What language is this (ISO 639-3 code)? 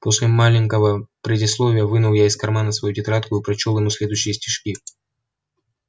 rus